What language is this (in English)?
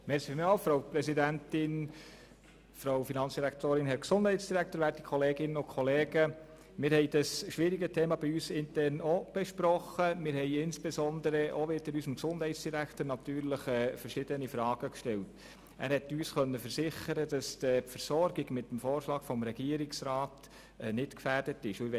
Swiss German